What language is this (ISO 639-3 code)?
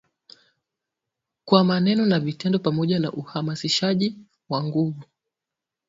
swa